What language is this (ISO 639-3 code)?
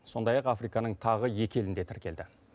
kaz